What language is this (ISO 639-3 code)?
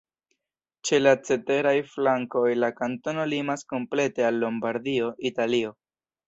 epo